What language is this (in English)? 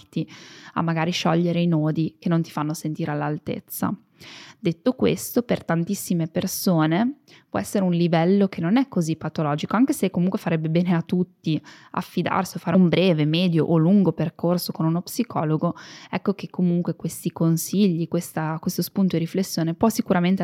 Italian